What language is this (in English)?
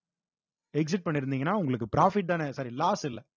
Tamil